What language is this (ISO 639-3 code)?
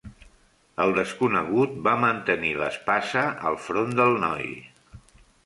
cat